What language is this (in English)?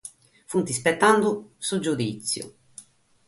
Sardinian